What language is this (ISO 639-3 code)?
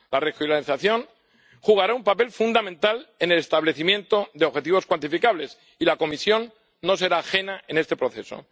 spa